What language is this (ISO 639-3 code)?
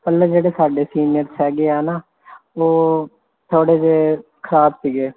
pan